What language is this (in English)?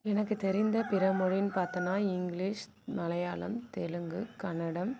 Tamil